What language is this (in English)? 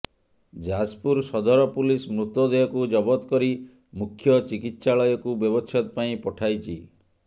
Odia